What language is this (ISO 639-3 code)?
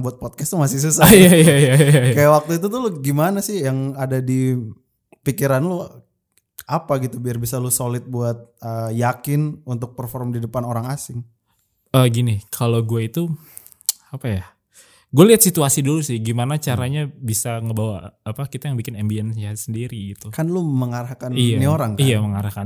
ind